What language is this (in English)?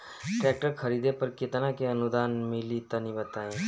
Bhojpuri